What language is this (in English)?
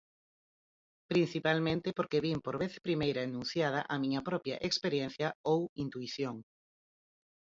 Galician